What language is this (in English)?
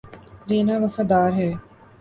Urdu